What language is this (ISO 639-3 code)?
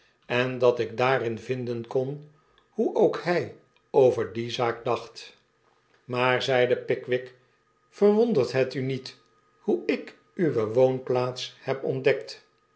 nld